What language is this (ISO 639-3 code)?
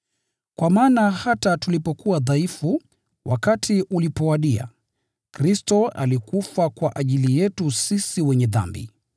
swa